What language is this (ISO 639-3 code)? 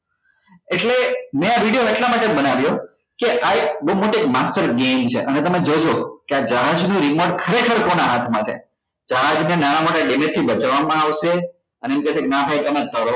guj